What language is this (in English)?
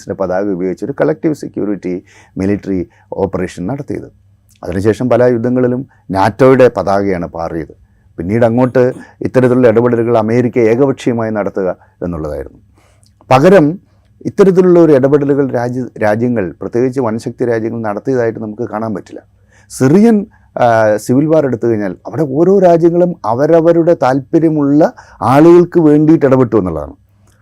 Malayalam